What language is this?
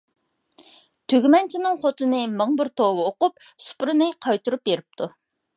Uyghur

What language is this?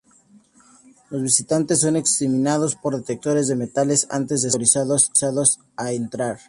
Spanish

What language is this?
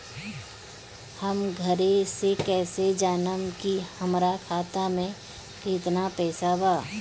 Bhojpuri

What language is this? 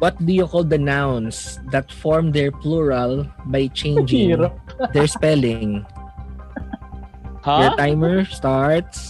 Filipino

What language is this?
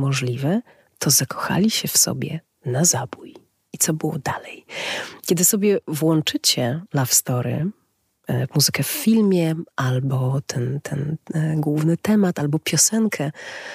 Polish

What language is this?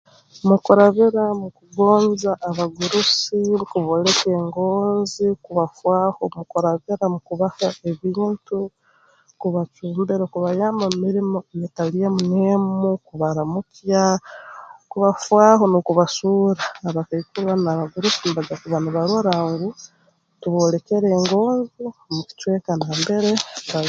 Tooro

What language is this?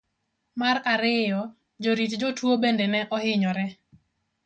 Luo (Kenya and Tanzania)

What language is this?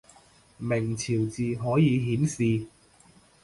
Cantonese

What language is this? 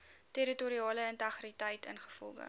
Afrikaans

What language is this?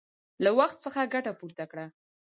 Pashto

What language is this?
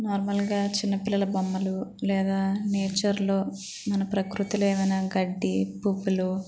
Telugu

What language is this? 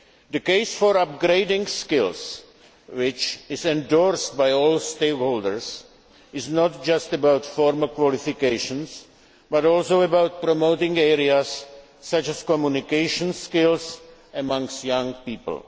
English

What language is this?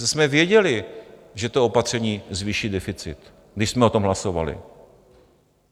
Czech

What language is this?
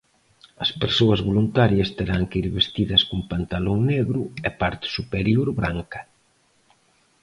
Galician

